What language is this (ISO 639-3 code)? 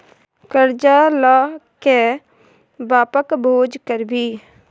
mai